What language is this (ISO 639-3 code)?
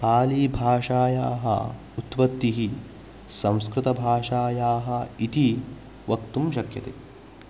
san